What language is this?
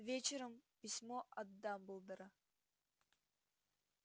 Russian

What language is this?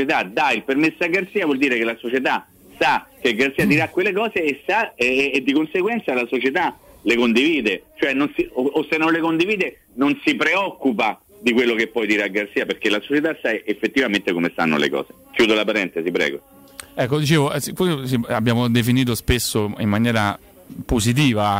Italian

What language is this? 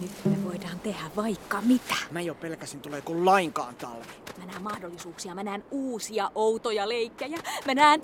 Finnish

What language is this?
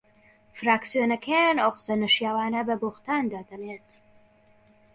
Central Kurdish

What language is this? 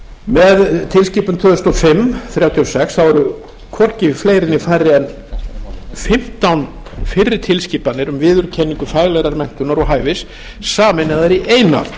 Icelandic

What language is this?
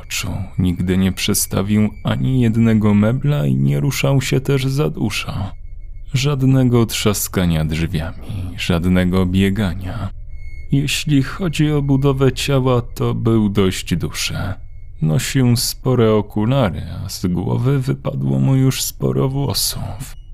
Polish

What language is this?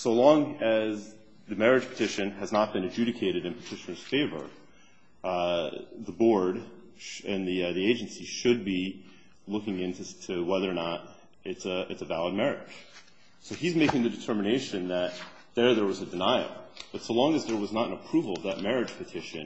English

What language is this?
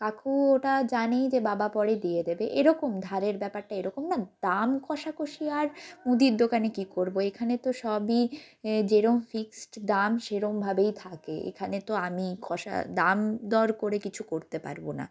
Bangla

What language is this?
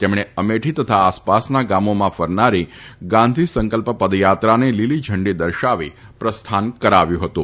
Gujarati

